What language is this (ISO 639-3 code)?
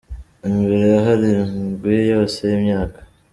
kin